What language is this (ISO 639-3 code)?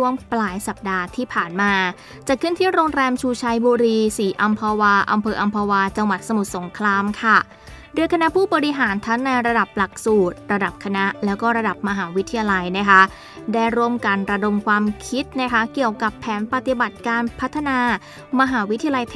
tha